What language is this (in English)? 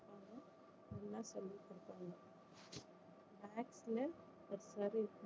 Tamil